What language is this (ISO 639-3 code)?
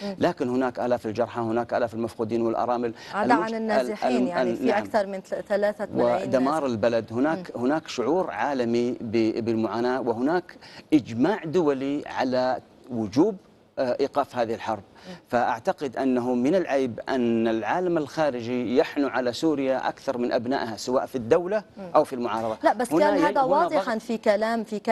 ara